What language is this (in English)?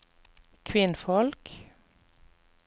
Norwegian